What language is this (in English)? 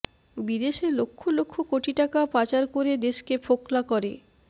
Bangla